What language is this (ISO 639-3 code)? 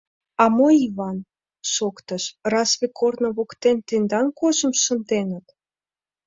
chm